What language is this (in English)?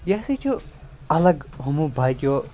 Kashmiri